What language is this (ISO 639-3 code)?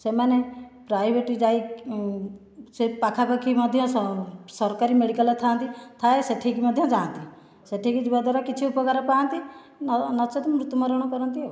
ori